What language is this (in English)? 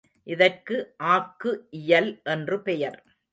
Tamil